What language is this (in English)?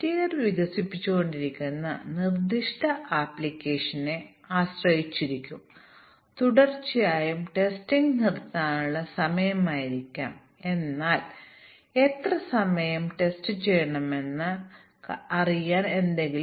Malayalam